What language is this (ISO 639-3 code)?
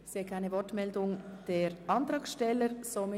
gsw